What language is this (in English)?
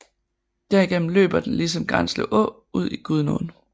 Danish